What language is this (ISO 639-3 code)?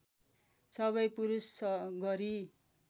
nep